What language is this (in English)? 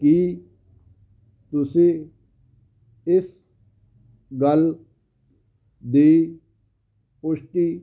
Punjabi